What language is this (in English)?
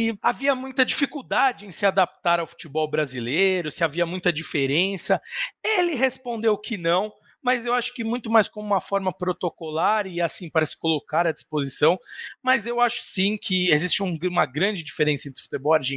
Portuguese